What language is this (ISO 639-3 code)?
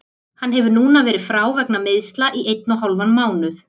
isl